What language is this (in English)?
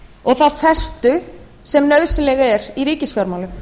Icelandic